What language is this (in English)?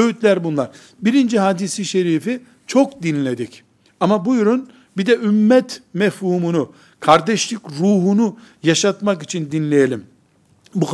Turkish